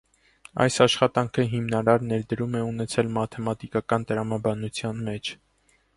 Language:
Armenian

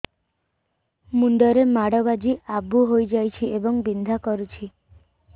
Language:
Odia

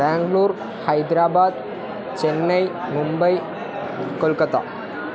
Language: Sanskrit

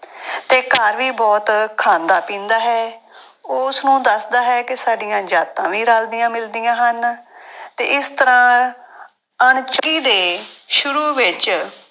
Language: Punjabi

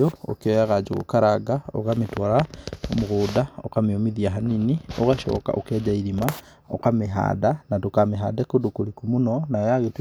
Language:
Kikuyu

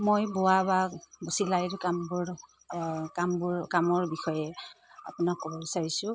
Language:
Assamese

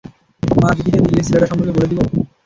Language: Bangla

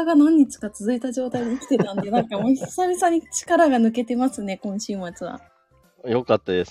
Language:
Japanese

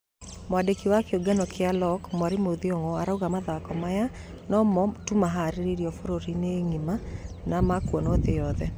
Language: Kikuyu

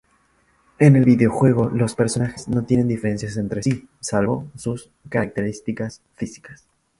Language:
Spanish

